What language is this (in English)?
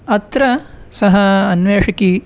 Sanskrit